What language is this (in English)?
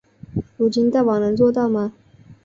Chinese